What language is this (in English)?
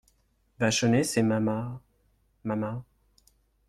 French